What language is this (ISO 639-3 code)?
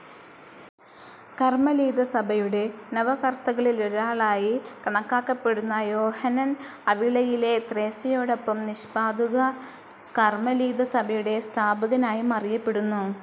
mal